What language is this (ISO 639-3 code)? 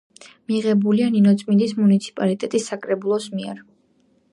kat